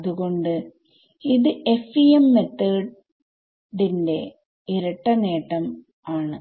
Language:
Malayalam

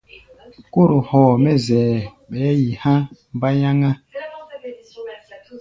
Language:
Gbaya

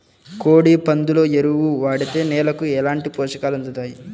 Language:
Telugu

